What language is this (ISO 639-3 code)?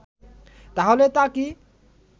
ben